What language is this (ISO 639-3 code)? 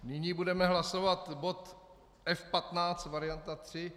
ces